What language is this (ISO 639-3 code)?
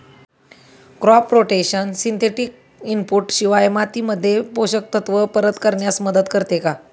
mar